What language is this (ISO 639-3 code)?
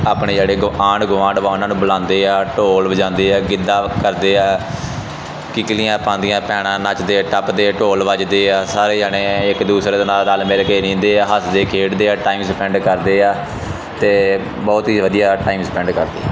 pan